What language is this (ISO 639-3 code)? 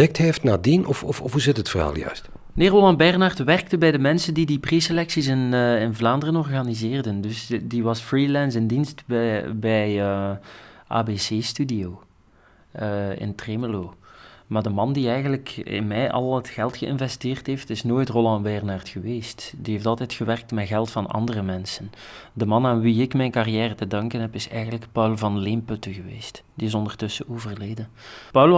nld